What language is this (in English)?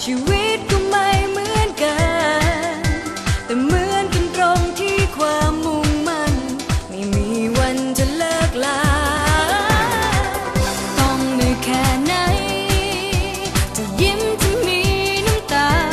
Thai